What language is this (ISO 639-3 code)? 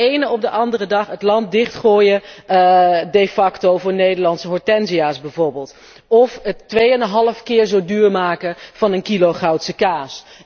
nld